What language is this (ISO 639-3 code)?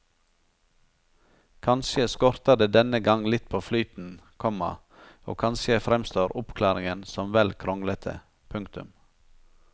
nor